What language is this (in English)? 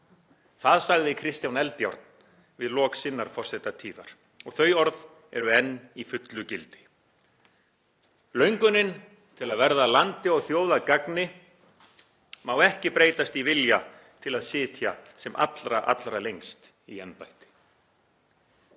Icelandic